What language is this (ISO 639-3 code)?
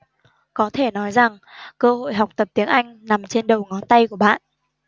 vie